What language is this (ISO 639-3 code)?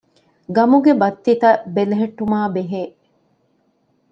div